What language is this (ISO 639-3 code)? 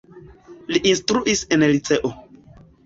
epo